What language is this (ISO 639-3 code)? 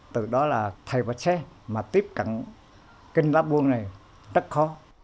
vie